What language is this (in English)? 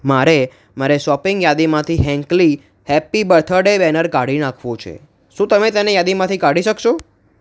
Gujarati